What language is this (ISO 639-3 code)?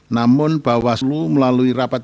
ind